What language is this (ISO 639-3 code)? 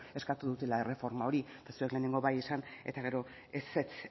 eus